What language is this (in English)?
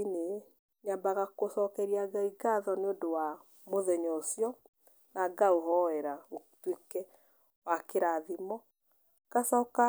Kikuyu